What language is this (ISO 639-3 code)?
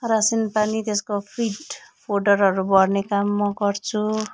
nep